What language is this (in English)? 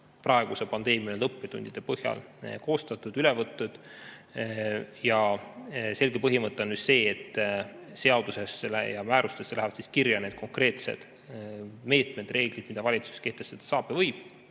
Estonian